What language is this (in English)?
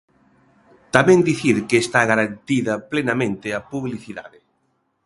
Galician